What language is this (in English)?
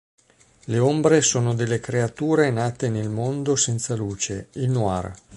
Italian